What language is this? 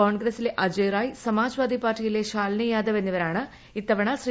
Malayalam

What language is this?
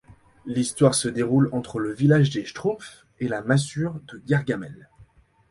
French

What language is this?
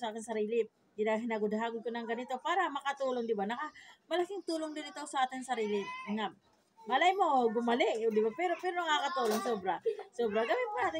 Filipino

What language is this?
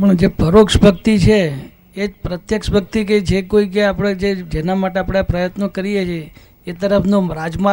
Gujarati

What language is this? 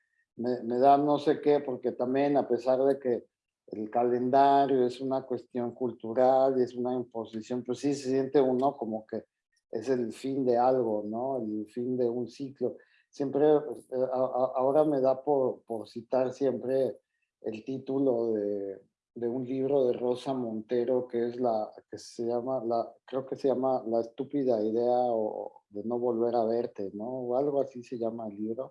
Spanish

